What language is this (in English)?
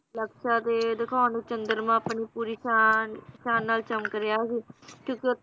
Punjabi